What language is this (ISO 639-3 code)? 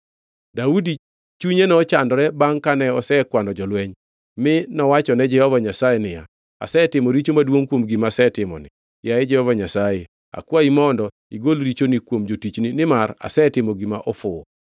luo